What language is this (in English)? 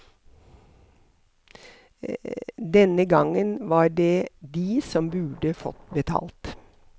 Norwegian